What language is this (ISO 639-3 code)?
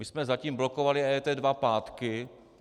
ces